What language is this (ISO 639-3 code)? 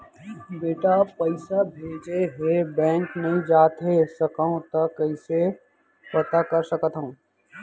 hne